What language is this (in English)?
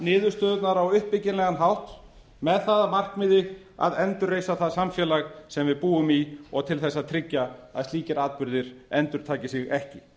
Icelandic